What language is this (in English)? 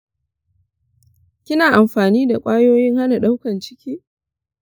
Hausa